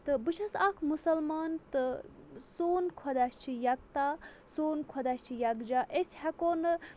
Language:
Kashmiri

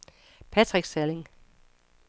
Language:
Danish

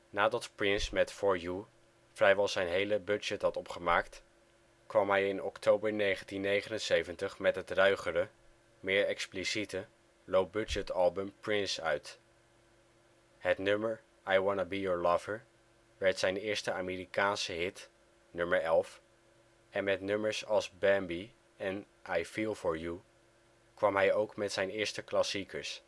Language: Dutch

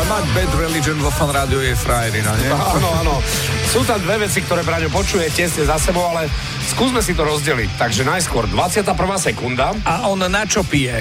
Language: Slovak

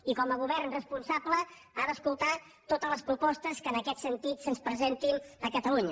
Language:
Catalan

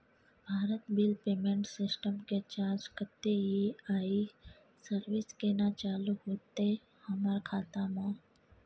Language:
Maithili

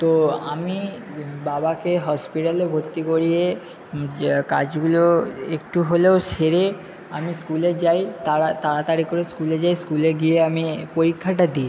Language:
Bangla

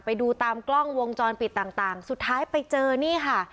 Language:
Thai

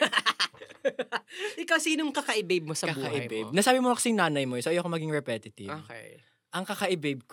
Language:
Filipino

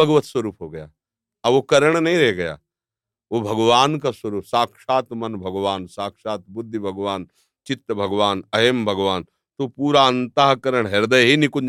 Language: Hindi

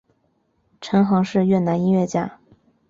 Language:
Chinese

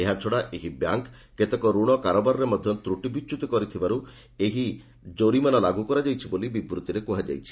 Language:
Odia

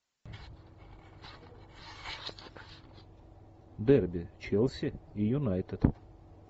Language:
Russian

